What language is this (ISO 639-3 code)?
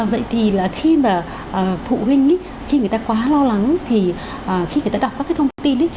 vie